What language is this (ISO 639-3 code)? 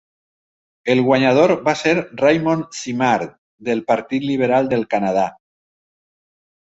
cat